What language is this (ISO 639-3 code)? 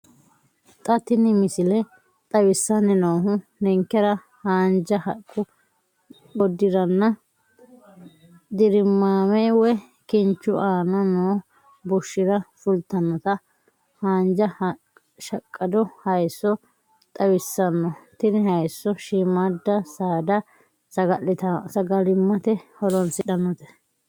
sid